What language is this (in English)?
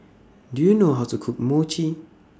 English